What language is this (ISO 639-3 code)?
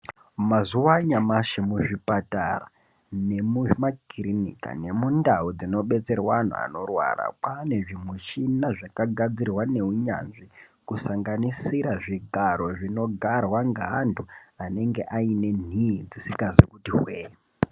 ndc